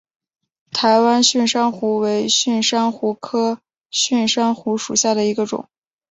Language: Chinese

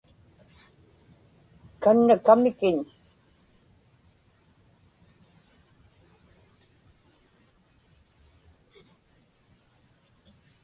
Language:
Inupiaq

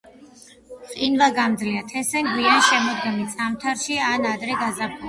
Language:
Georgian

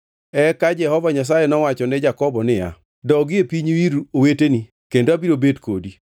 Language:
Luo (Kenya and Tanzania)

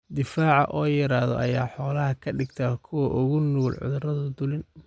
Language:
Somali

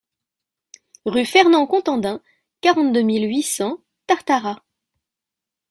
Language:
French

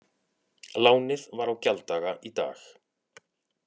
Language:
Icelandic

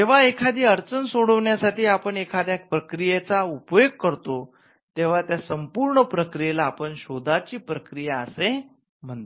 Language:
Marathi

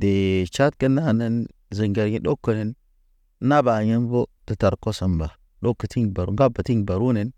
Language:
Naba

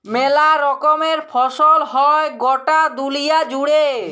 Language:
Bangla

